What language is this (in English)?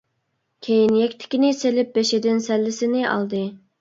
Uyghur